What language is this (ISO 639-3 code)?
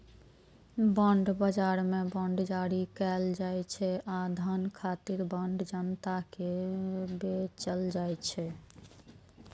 mai